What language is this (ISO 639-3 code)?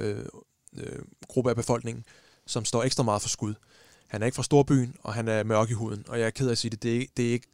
dan